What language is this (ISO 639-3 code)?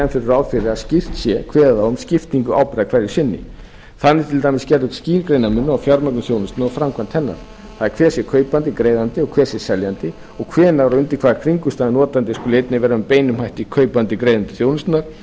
isl